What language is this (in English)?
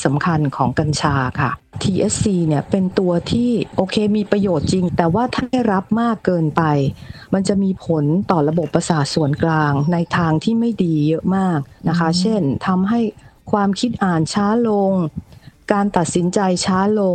Thai